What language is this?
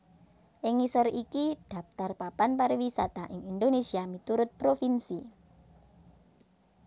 Javanese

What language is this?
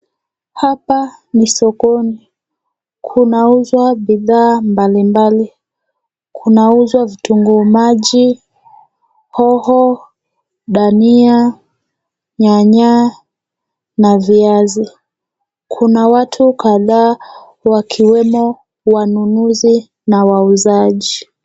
Swahili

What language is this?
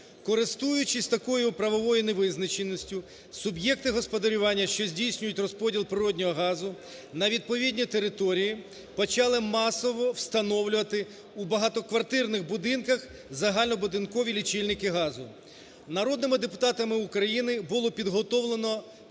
Ukrainian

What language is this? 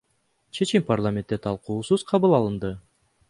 Kyrgyz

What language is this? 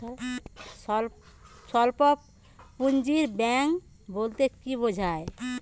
Bangla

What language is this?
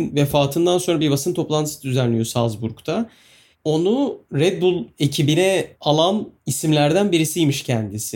Turkish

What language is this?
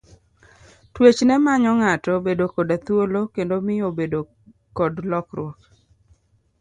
Luo (Kenya and Tanzania)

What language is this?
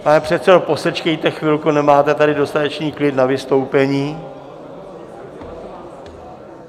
Czech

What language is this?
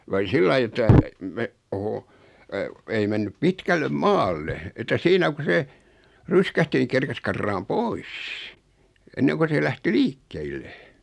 Finnish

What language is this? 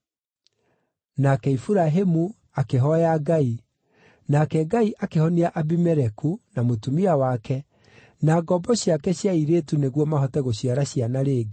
Kikuyu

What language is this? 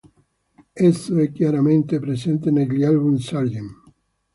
Italian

